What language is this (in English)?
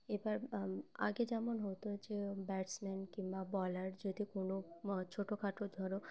Bangla